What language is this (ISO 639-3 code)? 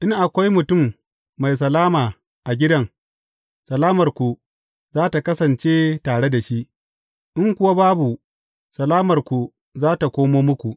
hau